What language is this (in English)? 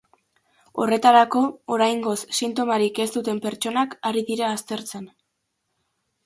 Basque